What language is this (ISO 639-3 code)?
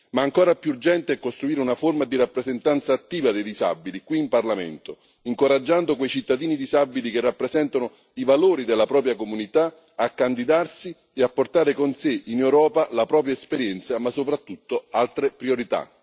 ita